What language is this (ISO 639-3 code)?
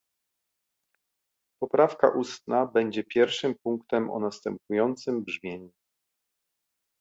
pol